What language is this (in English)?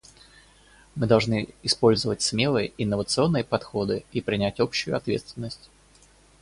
Russian